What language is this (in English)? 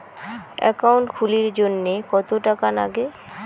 Bangla